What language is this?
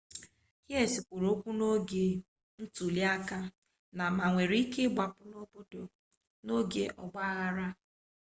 Igbo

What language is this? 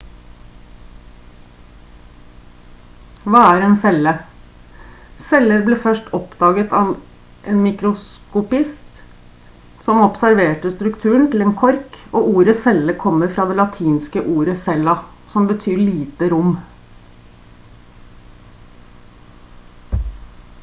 Norwegian Bokmål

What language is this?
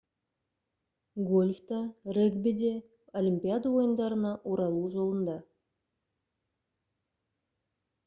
Kazakh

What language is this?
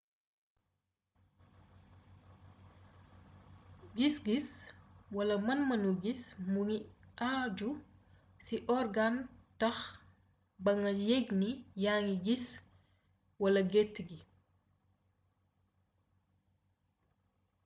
Wolof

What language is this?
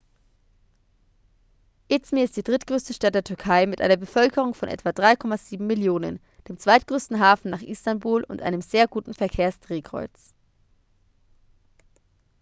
German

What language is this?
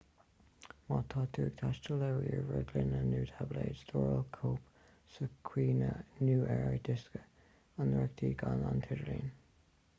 Irish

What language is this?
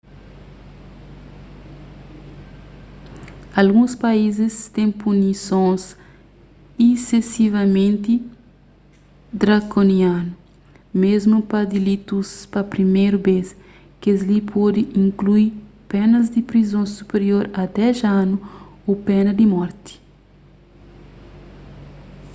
Kabuverdianu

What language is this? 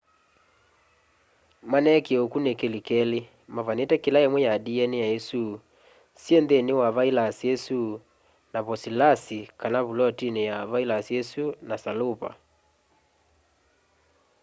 Kamba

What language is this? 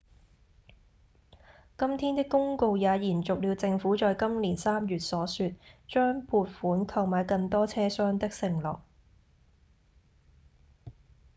Cantonese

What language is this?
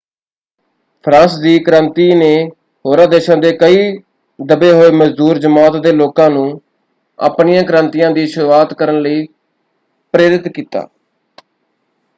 Punjabi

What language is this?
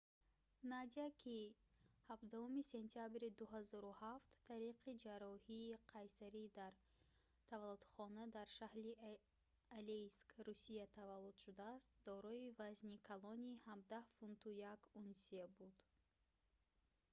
Tajik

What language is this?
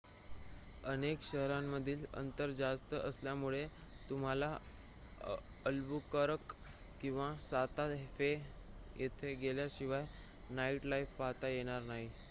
Marathi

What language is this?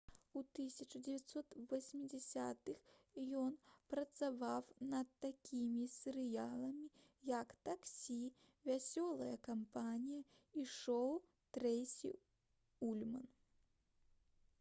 Belarusian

